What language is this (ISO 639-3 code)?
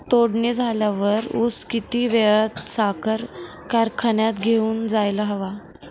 mar